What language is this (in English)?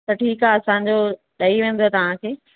Sindhi